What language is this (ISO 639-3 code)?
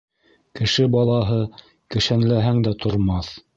bak